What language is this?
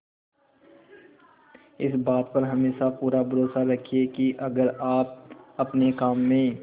Hindi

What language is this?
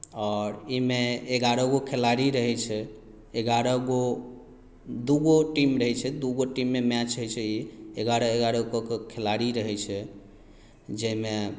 Maithili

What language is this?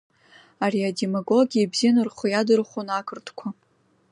Abkhazian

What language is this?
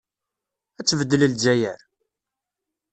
Kabyle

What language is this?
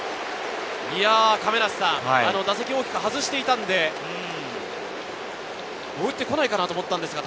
Japanese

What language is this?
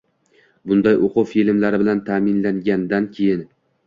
Uzbek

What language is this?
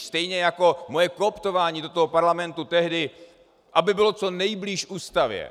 Czech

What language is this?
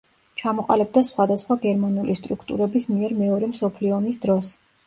Georgian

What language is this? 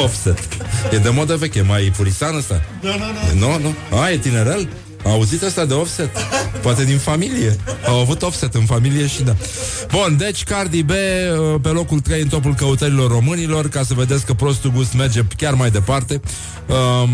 Romanian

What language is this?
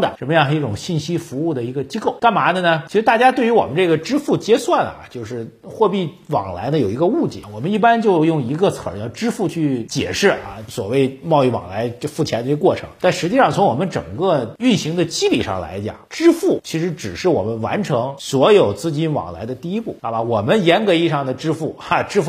Chinese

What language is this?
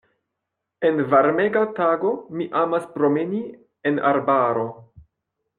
Esperanto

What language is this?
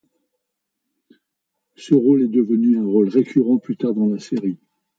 French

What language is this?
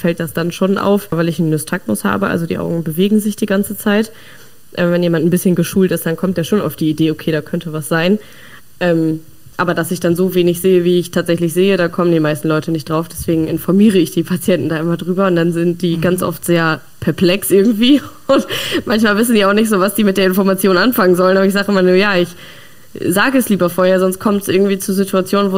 German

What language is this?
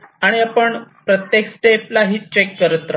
Marathi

